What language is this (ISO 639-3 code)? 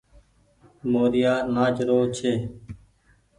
gig